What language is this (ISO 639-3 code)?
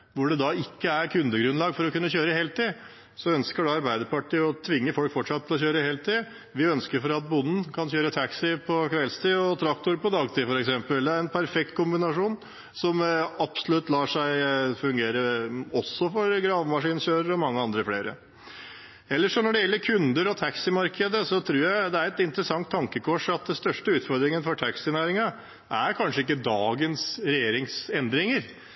nob